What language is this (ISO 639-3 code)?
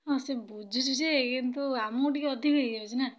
ori